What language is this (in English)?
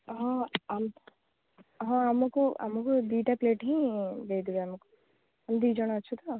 Odia